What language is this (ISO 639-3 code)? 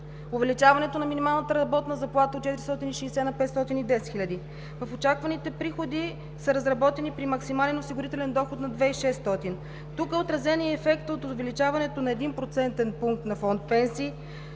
bul